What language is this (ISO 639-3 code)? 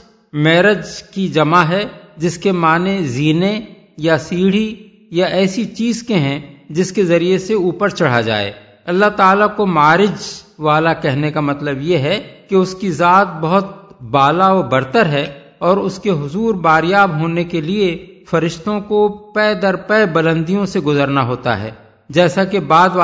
urd